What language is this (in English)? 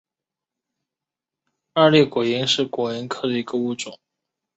Chinese